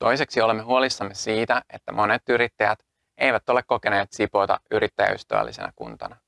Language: Finnish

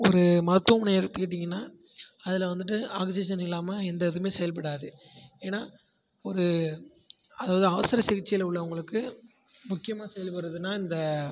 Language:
Tamil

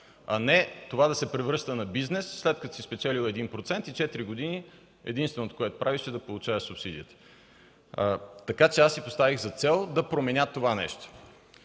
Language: Bulgarian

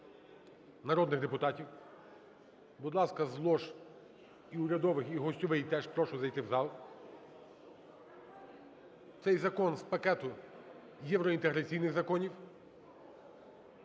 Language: Ukrainian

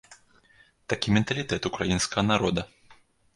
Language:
Belarusian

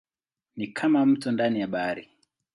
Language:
Swahili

